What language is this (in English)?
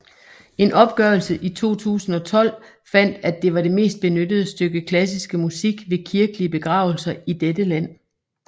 Danish